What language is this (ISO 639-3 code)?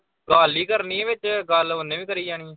pan